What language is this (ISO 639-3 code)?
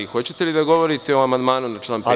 srp